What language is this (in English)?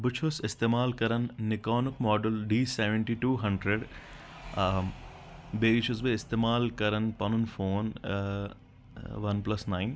Kashmiri